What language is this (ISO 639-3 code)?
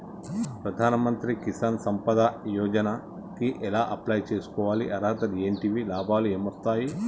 tel